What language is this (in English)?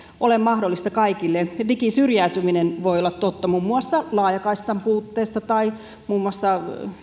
Finnish